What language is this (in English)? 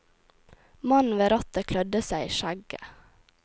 Norwegian